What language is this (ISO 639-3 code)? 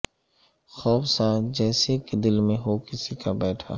urd